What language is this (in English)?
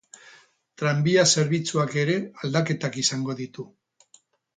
Basque